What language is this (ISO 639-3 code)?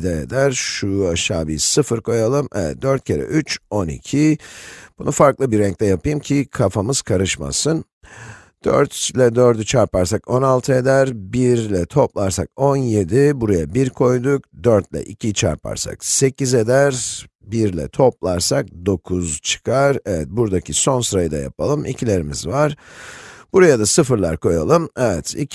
tur